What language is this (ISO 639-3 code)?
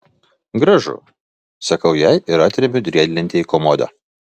lit